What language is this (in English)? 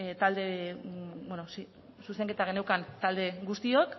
Basque